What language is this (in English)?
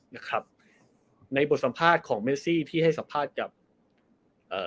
Thai